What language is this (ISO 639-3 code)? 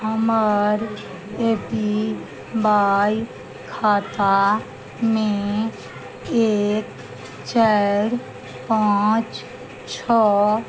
mai